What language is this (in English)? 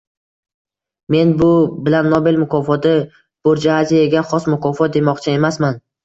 Uzbek